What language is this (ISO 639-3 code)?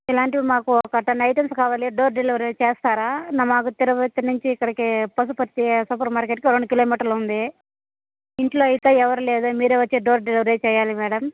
tel